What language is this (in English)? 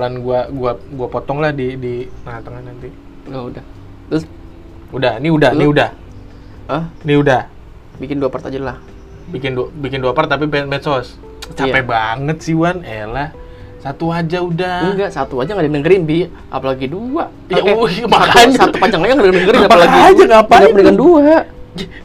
Indonesian